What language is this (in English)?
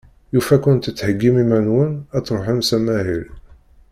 Kabyle